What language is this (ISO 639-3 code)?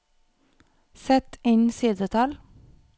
nor